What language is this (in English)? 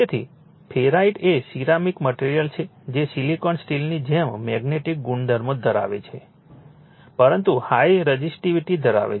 Gujarati